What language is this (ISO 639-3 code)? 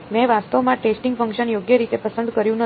guj